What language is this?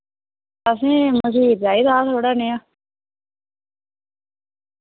Dogri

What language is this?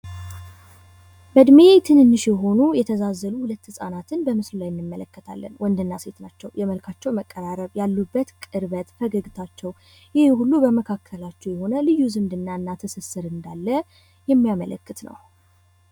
Amharic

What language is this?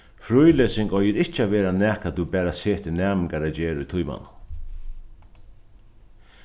Faroese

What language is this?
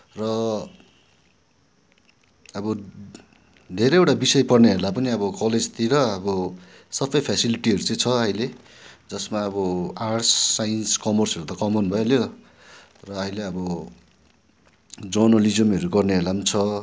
Nepali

